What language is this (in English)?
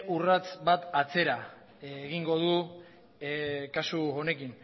Basque